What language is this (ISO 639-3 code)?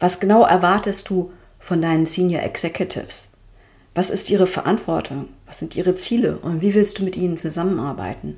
deu